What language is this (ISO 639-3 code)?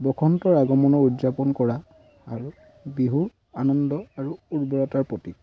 asm